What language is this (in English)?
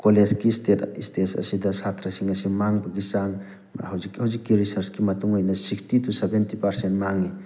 Manipuri